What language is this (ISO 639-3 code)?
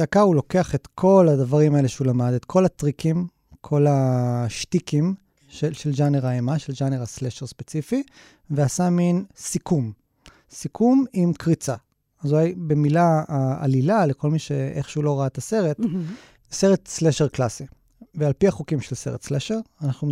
heb